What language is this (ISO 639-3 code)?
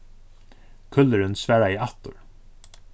fao